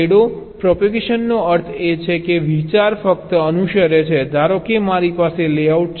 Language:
Gujarati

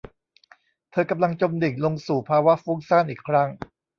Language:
Thai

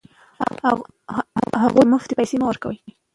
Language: Pashto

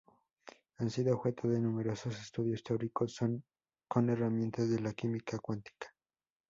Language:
Spanish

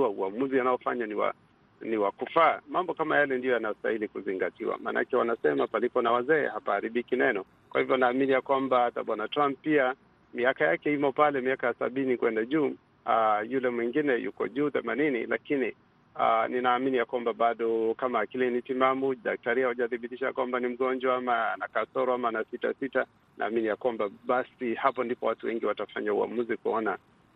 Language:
Swahili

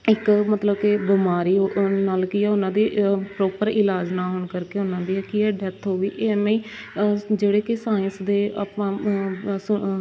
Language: Punjabi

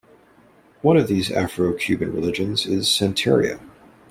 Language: English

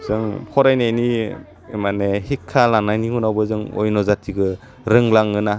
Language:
Bodo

